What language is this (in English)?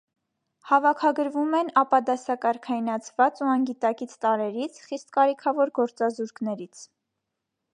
Armenian